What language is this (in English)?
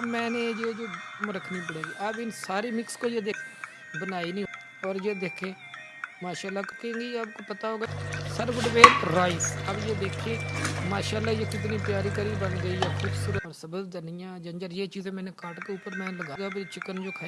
Urdu